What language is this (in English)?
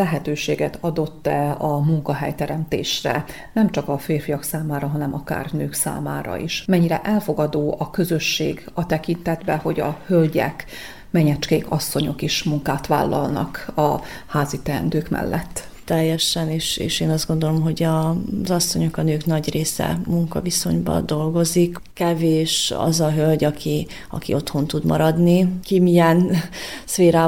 Hungarian